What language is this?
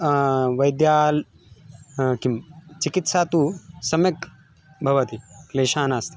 Sanskrit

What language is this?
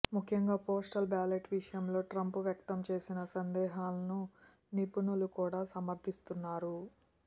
Telugu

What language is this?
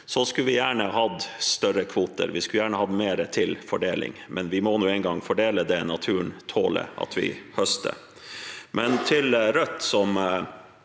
Norwegian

